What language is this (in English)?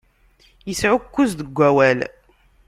Kabyle